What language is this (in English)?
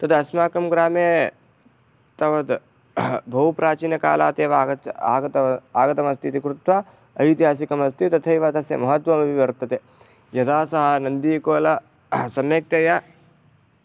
Sanskrit